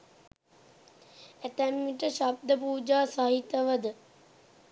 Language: Sinhala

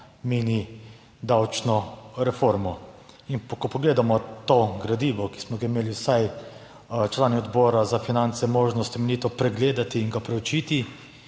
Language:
Slovenian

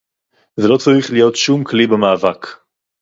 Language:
Hebrew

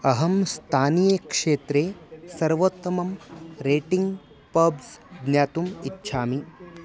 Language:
Sanskrit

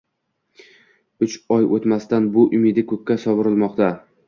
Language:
Uzbek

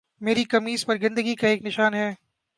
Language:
Urdu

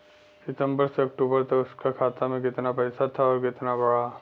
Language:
Bhojpuri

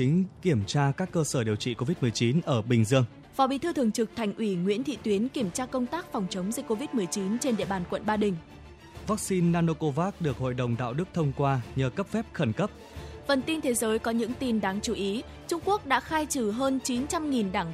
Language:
Vietnamese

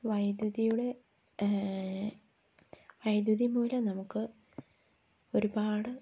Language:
Malayalam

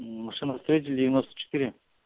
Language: Russian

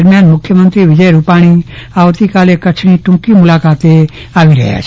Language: Gujarati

